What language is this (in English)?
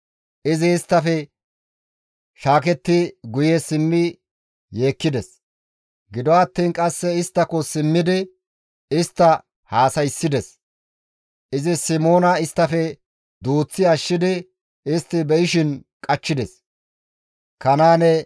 Gamo